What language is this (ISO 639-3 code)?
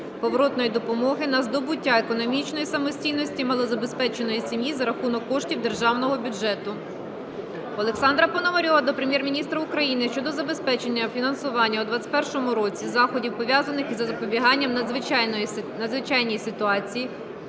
ukr